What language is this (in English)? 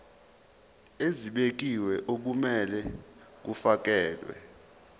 Zulu